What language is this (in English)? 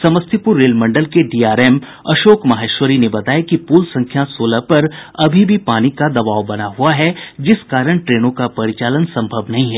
Hindi